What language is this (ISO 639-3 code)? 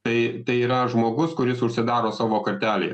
lit